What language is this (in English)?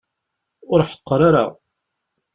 Kabyle